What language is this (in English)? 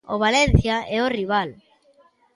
Galician